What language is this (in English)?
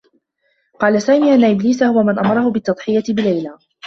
Arabic